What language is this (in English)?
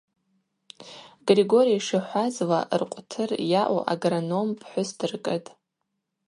Abaza